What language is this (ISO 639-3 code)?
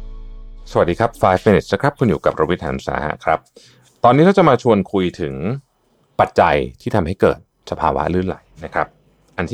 tha